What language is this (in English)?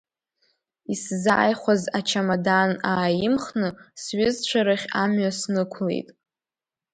Abkhazian